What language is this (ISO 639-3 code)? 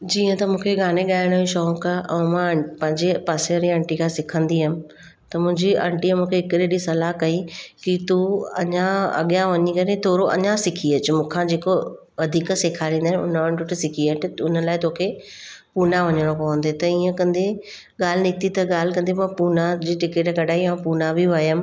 snd